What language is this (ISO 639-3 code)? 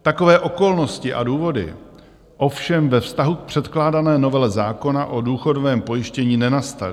ces